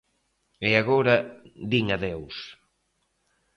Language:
Galician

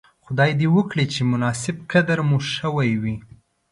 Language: Pashto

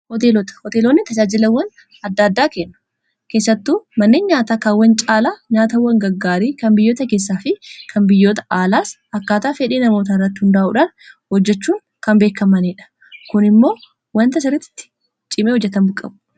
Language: Oromo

